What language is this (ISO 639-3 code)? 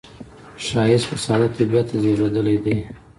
pus